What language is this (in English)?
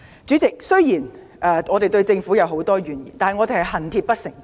Cantonese